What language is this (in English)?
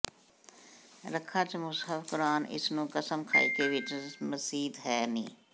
Punjabi